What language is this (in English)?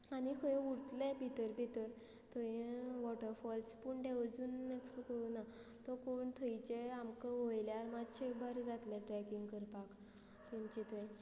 Konkani